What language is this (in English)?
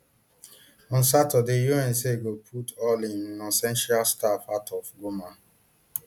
Nigerian Pidgin